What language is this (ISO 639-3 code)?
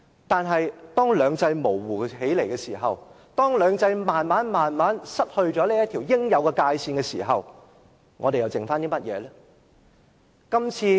yue